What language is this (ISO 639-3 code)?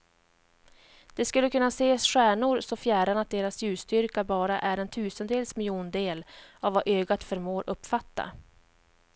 swe